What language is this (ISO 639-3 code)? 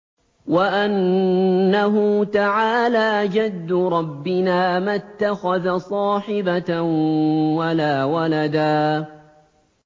ara